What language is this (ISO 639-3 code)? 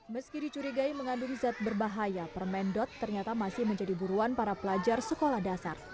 ind